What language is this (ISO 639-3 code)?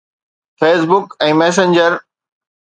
snd